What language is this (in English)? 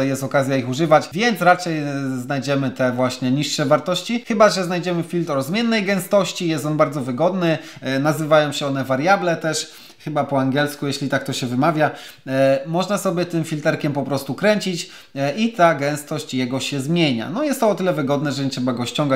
Polish